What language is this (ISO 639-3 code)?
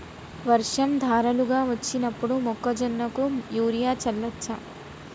tel